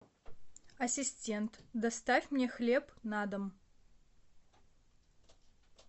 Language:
Russian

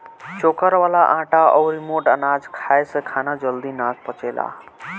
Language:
Bhojpuri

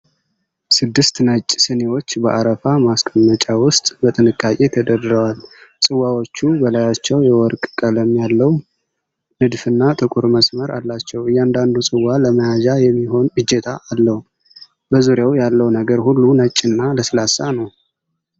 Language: Amharic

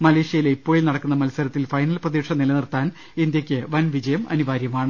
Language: Malayalam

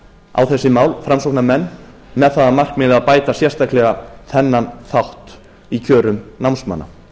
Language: Icelandic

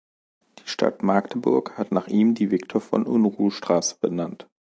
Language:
German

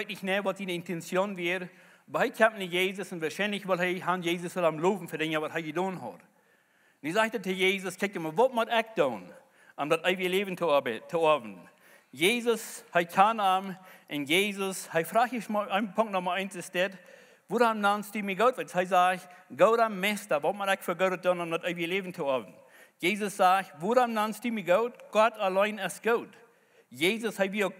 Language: German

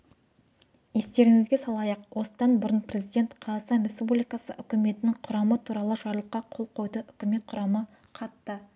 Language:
Kazakh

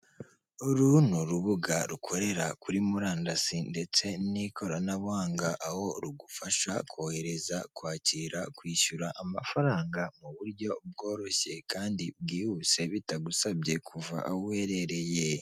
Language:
Kinyarwanda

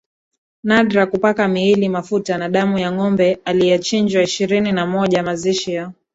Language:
Swahili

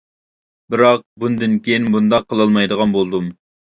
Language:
Uyghur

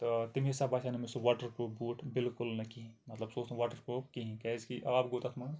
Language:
Kashmiri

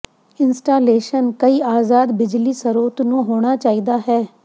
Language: Punjabi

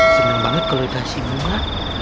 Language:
Indonesian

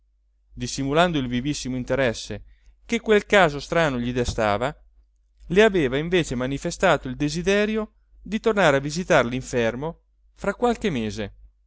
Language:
Italian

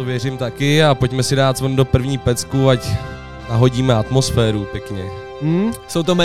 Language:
Czech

